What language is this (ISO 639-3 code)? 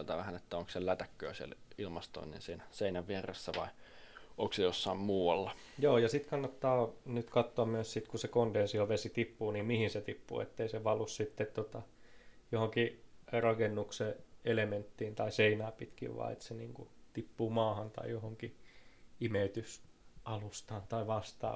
fin